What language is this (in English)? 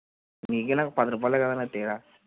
Telugu